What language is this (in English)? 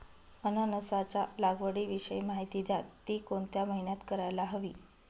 Marathi